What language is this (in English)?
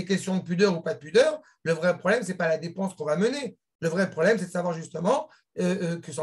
French